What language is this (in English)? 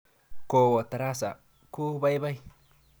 Kalenjin